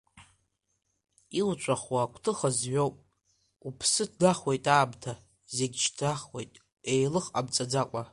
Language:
Abkhazian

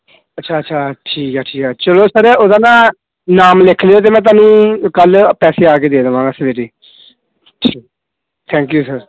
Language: Punjabi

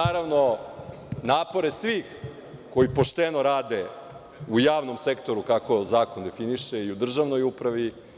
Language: Serbian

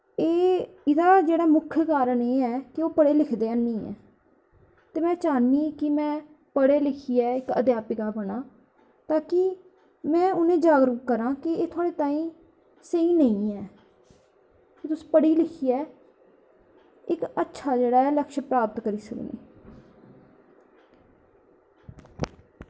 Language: Dogri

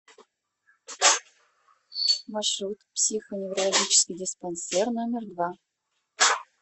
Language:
Russian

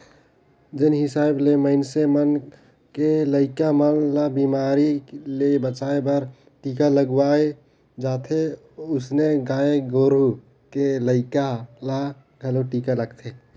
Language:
Chhattisgarhi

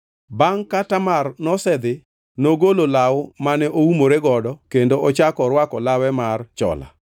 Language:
Luo (Kenya and Tanzania)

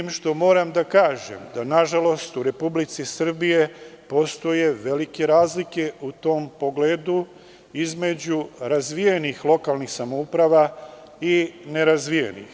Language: Serbian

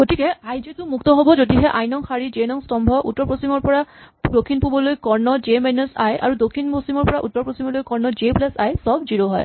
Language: Assamese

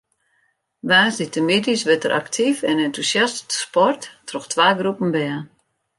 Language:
Western Frisian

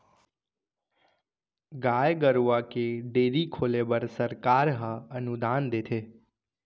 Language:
Chhattisgarhi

